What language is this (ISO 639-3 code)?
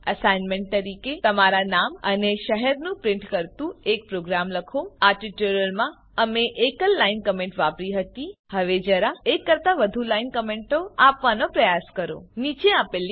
guj